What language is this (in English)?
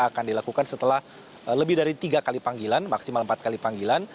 Indonesian